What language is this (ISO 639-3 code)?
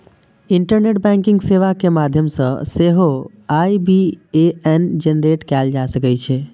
mai